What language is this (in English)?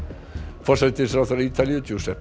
Icelandic